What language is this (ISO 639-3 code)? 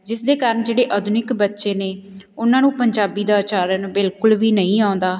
pan